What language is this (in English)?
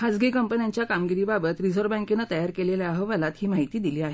Marathi